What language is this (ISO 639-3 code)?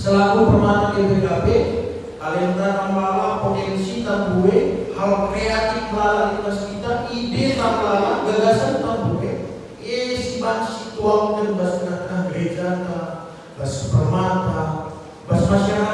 ind